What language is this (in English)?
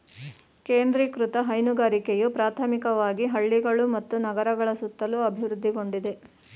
Kannada